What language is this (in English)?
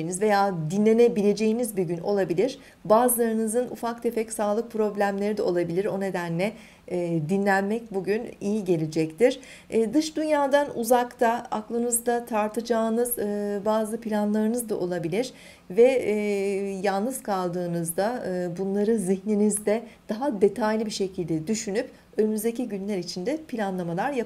Turkish